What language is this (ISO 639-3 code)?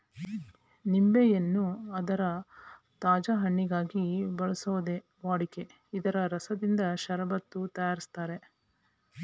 kan